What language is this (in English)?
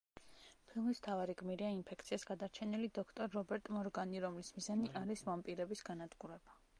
Georgian